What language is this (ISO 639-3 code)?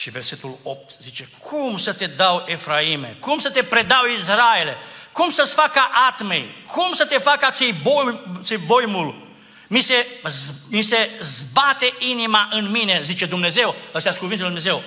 ron